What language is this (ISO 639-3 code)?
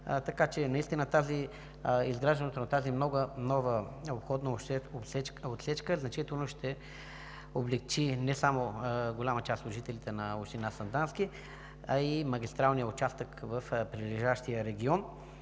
bul